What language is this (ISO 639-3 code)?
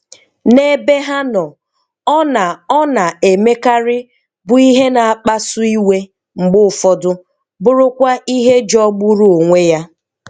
ibo